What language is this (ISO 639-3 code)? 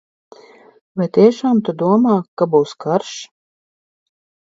lav